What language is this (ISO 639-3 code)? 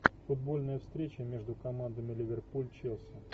rus